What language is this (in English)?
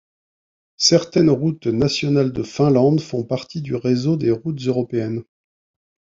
French